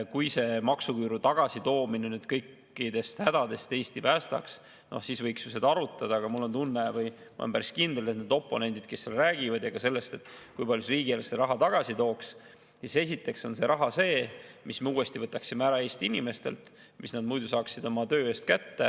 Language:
Estonian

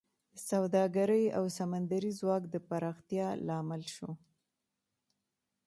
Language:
Pashto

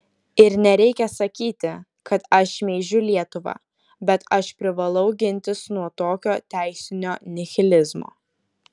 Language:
Lithuanian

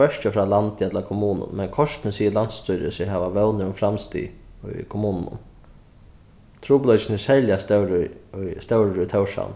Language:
Faroese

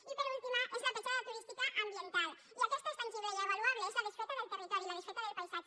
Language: Catalan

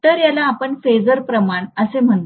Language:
Marathi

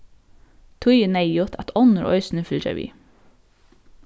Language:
Faroese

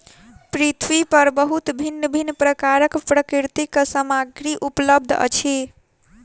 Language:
Maithili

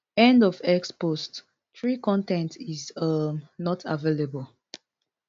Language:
Nigerian Pidgin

